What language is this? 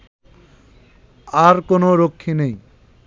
Bangla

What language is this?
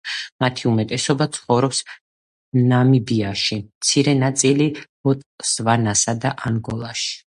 Georgian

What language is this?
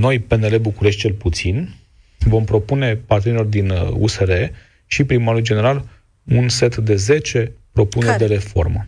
Romanian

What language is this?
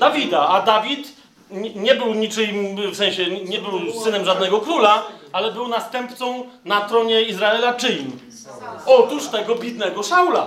Polish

